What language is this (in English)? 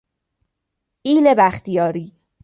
Persian